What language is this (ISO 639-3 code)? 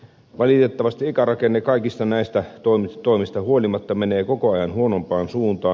fin